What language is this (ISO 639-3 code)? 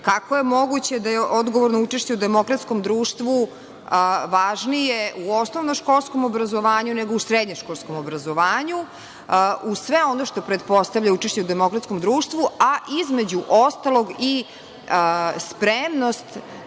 srp